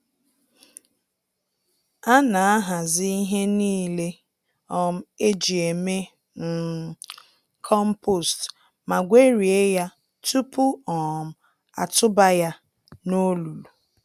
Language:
Igbo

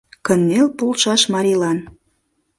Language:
Mari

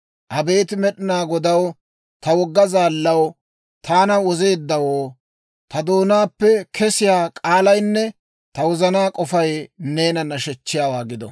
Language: Dawro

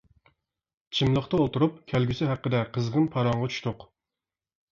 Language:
Uyghur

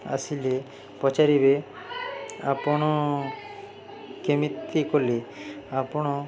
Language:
Odia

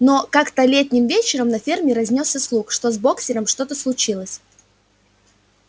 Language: Russian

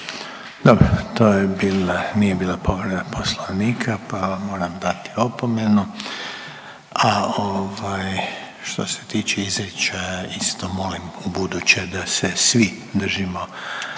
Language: Croatian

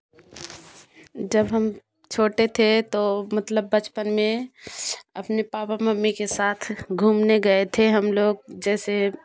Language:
Hindi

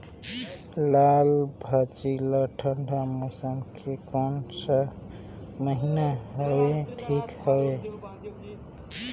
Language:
Chhattisgarhi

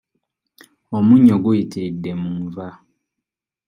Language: Ganda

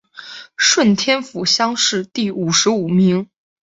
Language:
Chinese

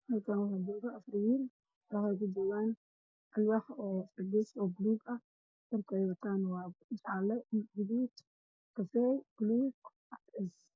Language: Somali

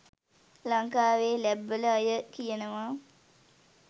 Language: Sinhala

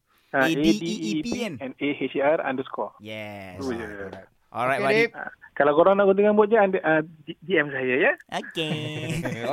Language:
Malay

